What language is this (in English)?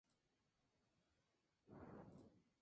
Spanish